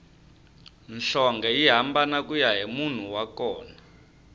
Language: Tsonga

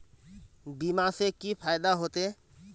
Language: Magahi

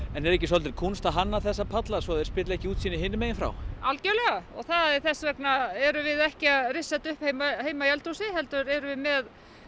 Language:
Icelandic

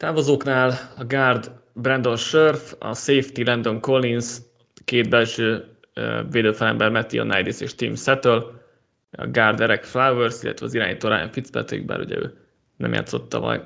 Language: Hungarian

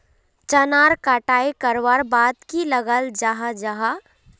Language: Magahi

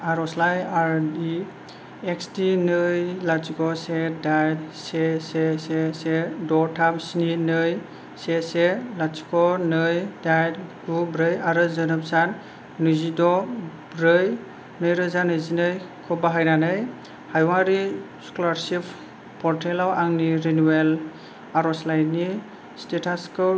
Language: Bodo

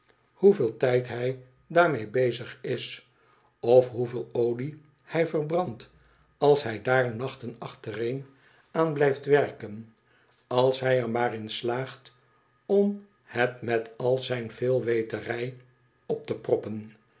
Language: Dutch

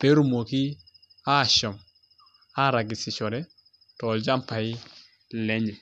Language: Masai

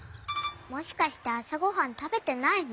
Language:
Japanese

